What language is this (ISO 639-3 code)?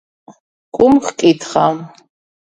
kat